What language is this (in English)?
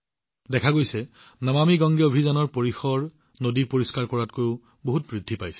Assamese